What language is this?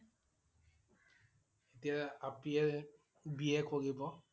Assamese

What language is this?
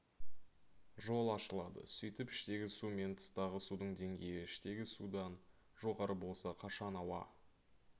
Kazakh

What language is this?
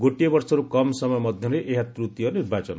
Odia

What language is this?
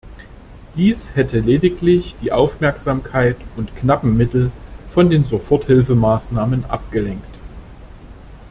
German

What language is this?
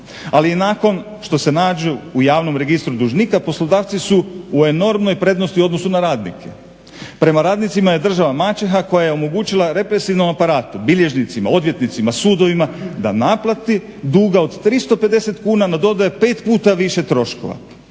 Croatian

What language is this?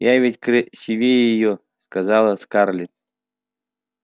Russian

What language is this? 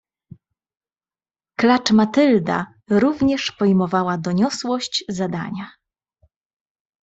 Polish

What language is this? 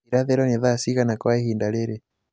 Kikuyu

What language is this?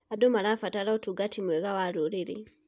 Kikuyu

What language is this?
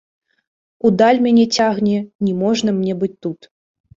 Belarusian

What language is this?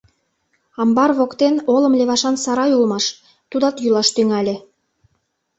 Mari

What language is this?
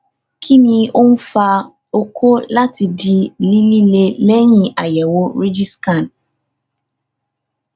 Yoruba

